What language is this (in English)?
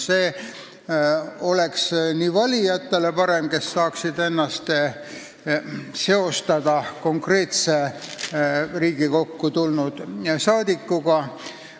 Estonian